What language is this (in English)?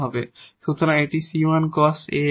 Bangla